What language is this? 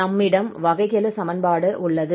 Tamil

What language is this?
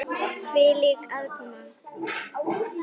Icelandic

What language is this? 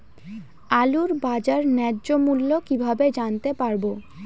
Bangla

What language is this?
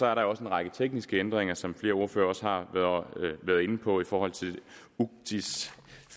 Danish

